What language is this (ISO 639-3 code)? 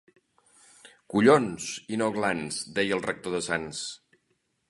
cat